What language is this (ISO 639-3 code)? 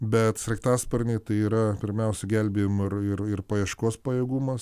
lit